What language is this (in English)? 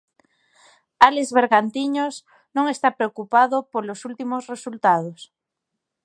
Galician